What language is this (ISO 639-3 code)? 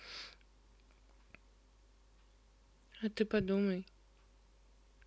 rus